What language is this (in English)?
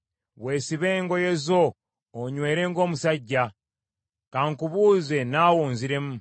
Ganda